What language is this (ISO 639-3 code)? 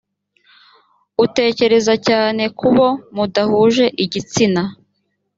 kin